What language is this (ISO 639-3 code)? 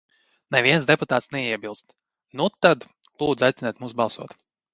lav